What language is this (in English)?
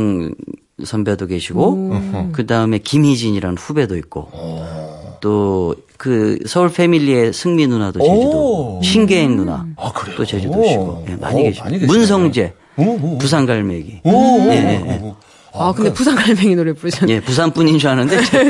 Korean